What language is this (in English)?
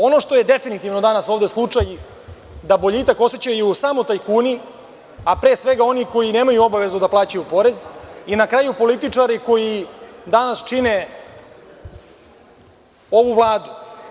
Serbian